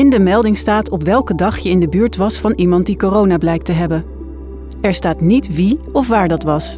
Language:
Dutch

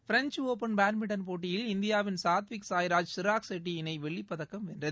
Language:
Tamil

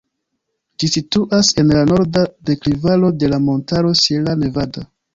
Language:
Esperanto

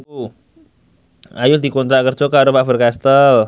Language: Javanese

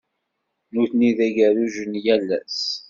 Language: Kabyle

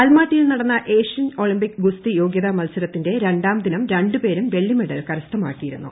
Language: Malayalam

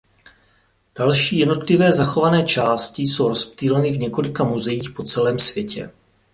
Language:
Czech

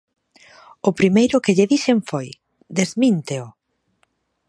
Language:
Galician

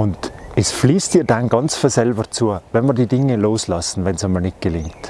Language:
German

